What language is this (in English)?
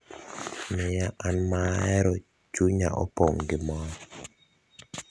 Luo (Kenya and Tanzania)